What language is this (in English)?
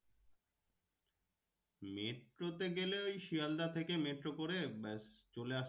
Bangla